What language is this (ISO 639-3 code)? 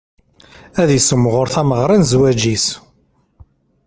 kab